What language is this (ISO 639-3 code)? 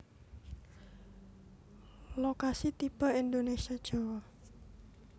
jav